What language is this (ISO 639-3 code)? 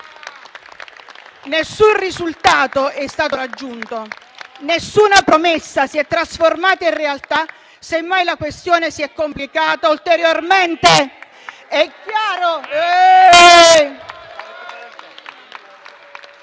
ita